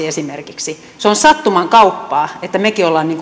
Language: Finnish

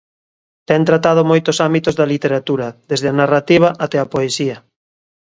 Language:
Galician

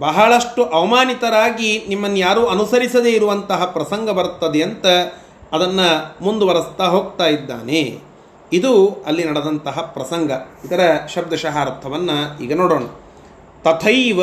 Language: Kannada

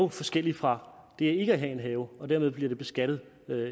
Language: Danish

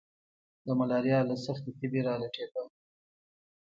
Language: Pashto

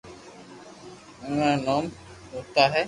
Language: Loarki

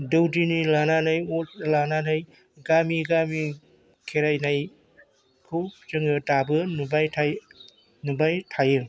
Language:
Bodo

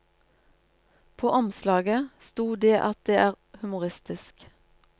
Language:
Norwegian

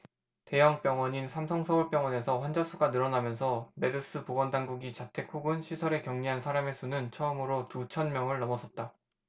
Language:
Korean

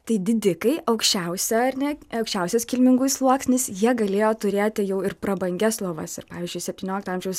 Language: Lithuanian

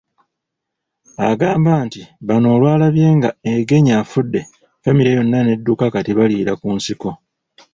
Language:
Ganda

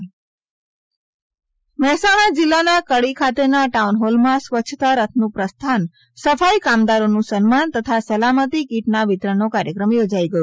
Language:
Gujarati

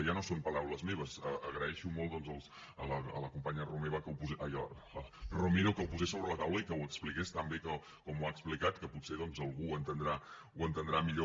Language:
Catalan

